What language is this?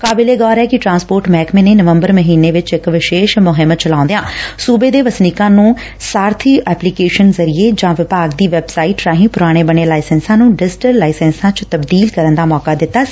Punjabi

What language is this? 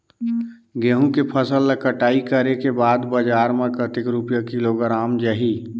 Chhattisgarhi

